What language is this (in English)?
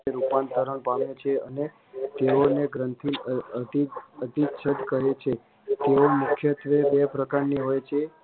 Gujarati